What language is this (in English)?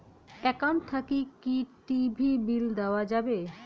Bangla